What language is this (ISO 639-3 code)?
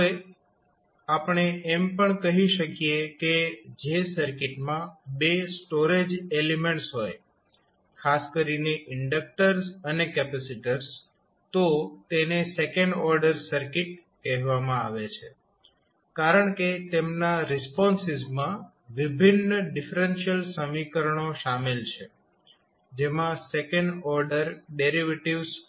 guj